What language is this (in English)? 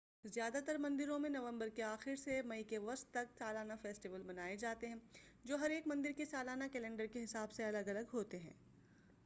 Urdu